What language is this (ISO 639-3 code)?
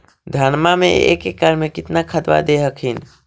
mag